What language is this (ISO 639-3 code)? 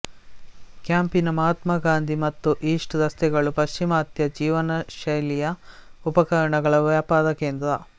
kan